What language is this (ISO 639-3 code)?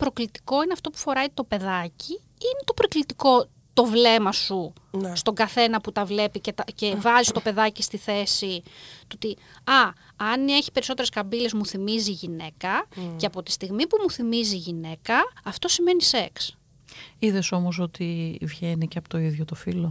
ell